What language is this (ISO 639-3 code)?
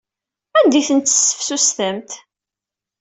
kab